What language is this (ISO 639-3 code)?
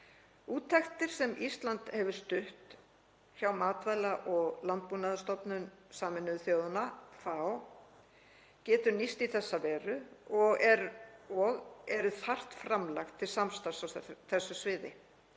isl